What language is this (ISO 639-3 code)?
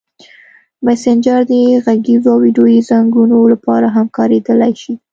pus